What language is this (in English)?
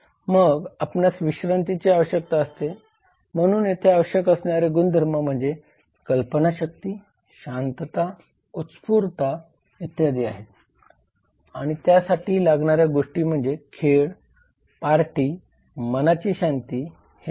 Marathi